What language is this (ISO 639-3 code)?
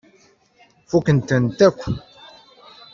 kab